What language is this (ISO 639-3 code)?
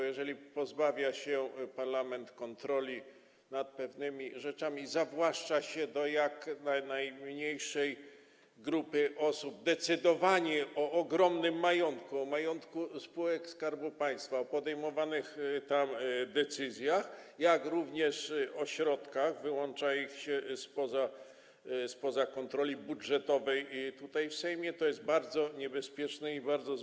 pol